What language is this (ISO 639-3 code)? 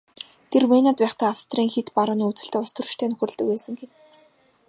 mon